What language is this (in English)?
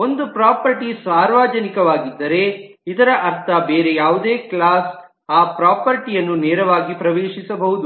Kannada